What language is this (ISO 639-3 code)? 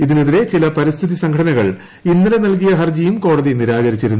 mal